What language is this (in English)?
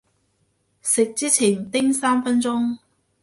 Cantonese